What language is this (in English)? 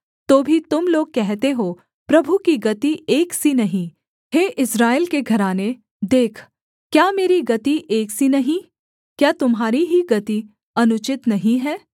Hindi